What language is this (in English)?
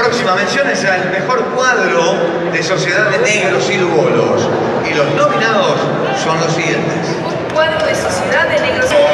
Spanish